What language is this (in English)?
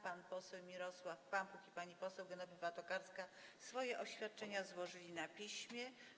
Polish